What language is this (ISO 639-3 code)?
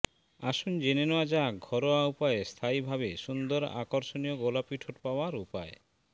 ben